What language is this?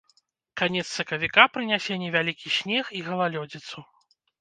Belarusian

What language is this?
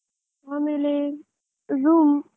Kannada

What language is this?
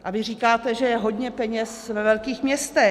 Czech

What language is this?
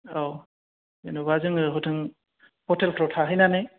Bodo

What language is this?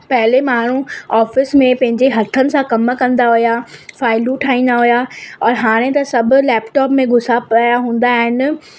Sindhi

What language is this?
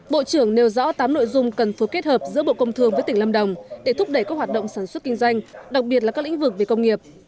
Vietnamese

